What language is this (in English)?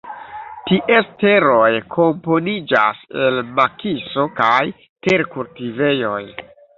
Esperanto